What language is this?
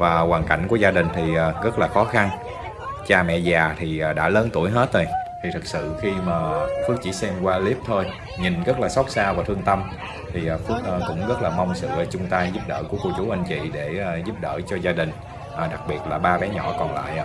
Vietnamese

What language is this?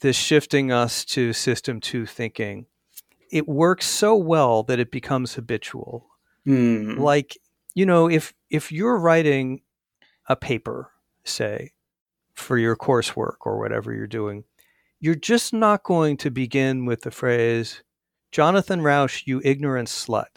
English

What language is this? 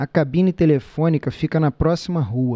Portuguese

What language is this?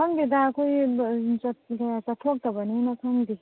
Manipuri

